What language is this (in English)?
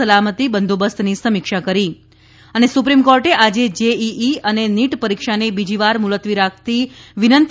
Gujarati